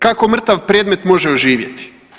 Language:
Croatian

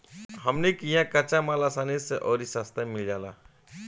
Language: Bhojpuri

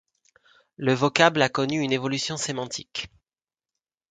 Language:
French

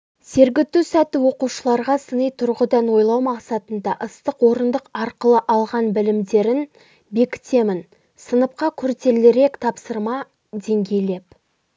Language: Kazakh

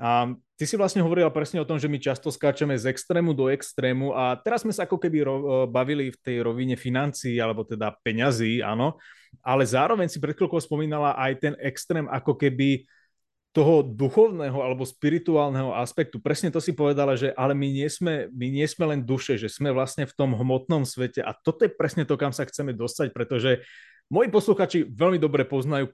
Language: Slovak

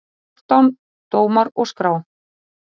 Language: Icelandic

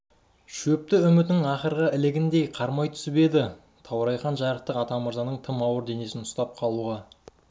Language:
Kazakh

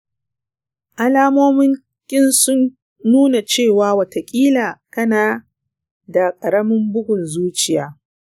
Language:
Hausa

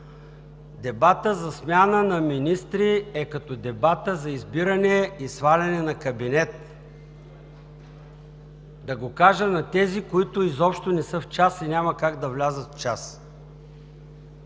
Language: Bulgarian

